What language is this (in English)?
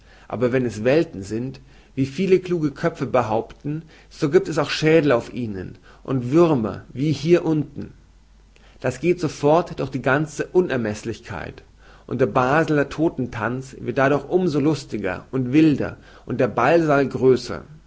German